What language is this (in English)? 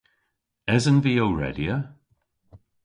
Cornish